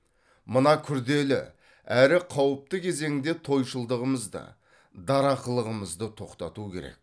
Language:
Kazakh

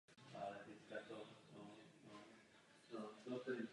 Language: Czech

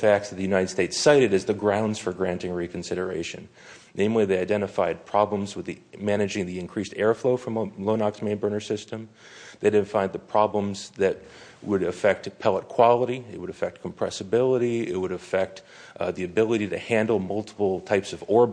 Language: English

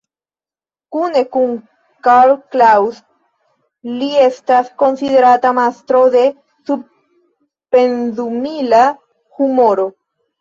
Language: Esperanto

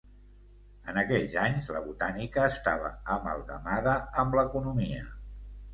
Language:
Catalan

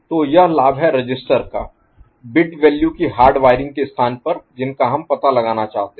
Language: Hindi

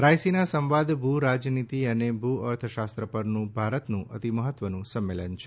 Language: Gujarati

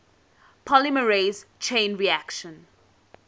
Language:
English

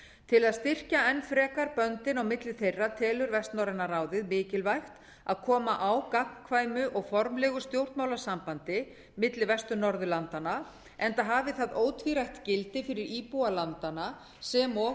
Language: Icelandic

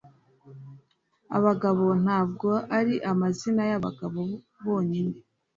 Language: Kinyarwanda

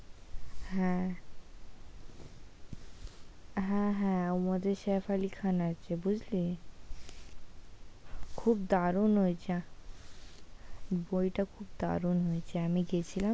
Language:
Bangla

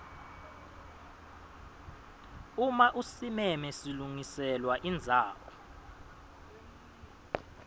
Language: Swati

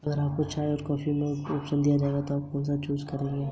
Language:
Hindi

